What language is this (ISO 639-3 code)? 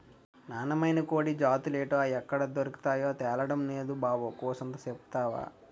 tel